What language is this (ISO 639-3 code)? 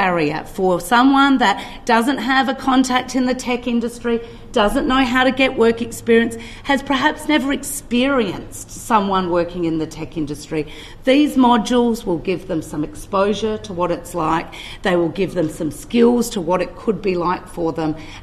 fil